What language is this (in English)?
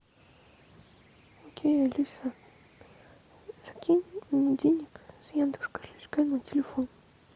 Russian